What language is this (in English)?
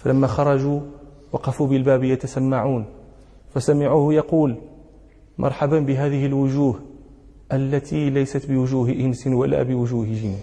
Arabic